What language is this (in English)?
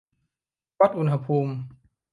Thai